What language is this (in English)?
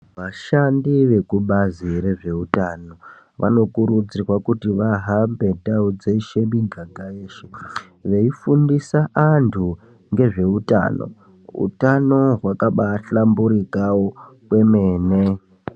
Ndau